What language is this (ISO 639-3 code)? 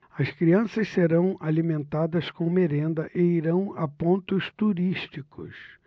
por